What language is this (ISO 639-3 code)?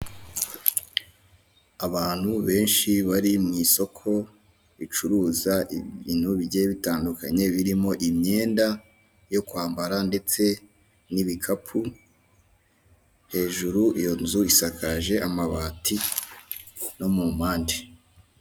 kin